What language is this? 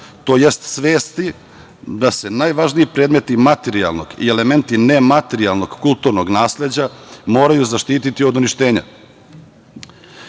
Serbian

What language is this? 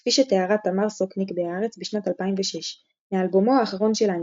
Hebrew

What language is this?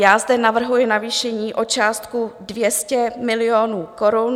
Czech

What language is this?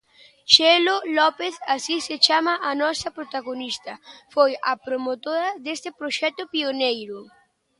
Galician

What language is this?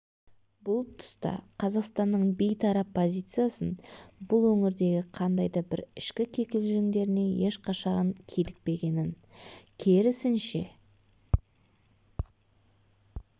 Kazakh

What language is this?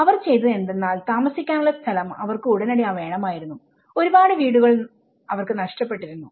Malayalam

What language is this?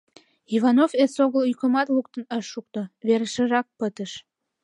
Mari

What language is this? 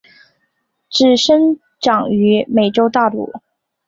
Chinese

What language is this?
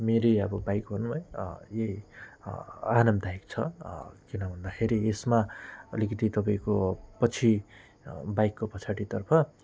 Nepali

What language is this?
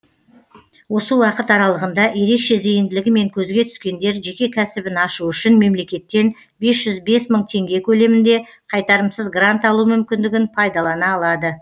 Kazakh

